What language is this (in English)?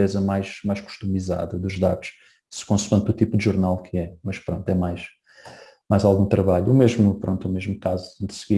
Portuguese